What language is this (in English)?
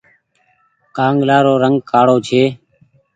Goaria